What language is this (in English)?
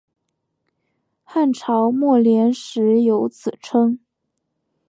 Chinese